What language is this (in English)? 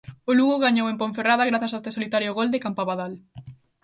Galician